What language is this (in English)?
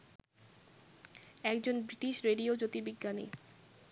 Bangla